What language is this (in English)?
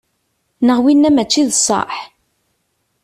Kabyle